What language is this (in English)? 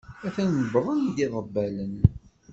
Kabyle